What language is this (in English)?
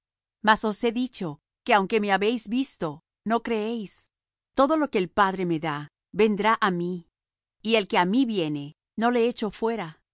Spanish